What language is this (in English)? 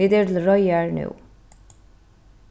Faroese